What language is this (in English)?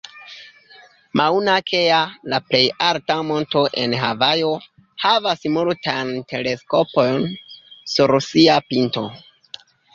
Esperanto